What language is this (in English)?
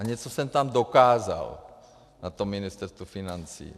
Czech